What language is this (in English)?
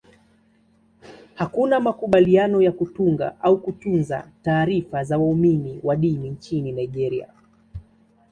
Swahili